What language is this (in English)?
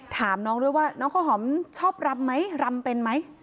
Thai